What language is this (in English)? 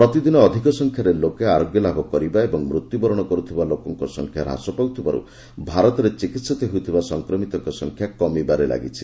Odia